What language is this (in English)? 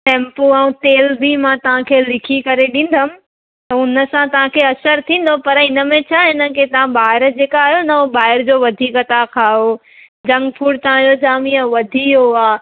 Sindhi